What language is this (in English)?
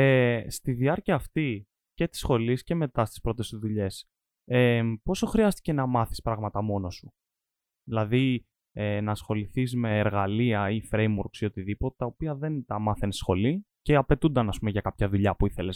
Greek